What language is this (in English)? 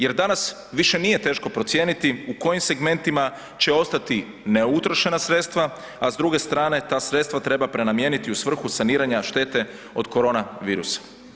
Croatian